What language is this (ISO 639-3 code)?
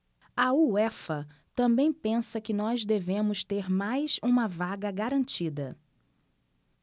por